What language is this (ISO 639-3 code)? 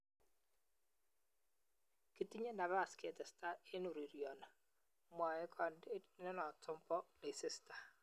kln